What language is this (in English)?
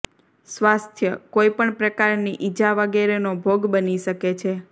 Gujarati